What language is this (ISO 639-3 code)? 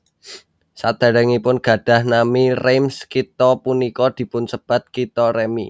jav